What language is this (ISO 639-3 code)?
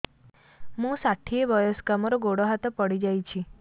ori